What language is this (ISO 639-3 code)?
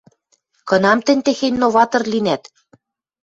mrj